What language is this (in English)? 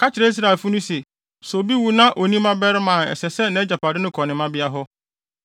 Akan